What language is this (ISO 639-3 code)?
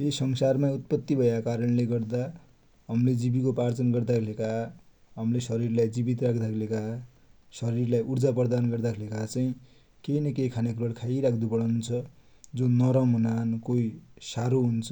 dty